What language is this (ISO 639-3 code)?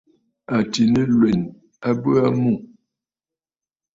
bfd